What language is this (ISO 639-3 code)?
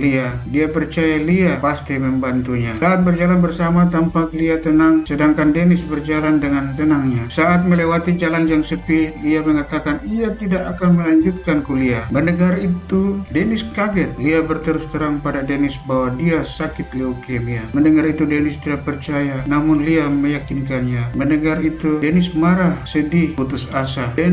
ind